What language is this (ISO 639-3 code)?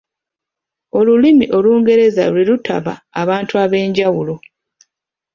lug